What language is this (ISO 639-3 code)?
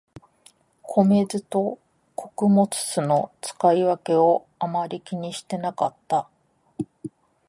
jpn